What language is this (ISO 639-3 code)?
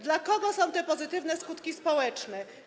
pol